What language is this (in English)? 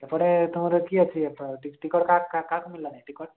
Odia